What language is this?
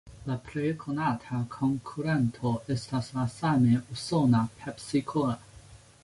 Esperanto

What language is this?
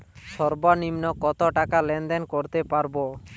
Bangla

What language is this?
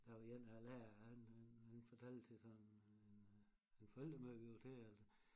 Danish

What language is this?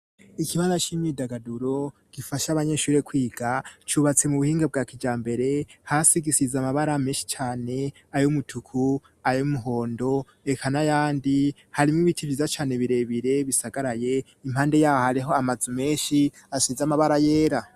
Rundi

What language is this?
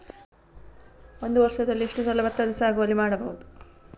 Kannada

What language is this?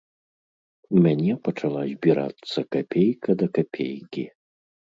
Belarusian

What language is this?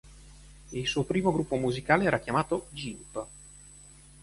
Italian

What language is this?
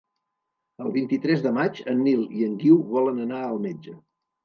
Catalan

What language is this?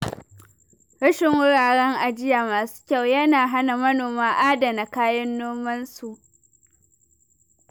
Hausa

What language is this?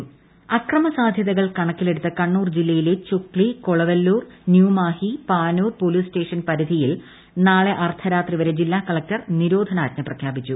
Malayalam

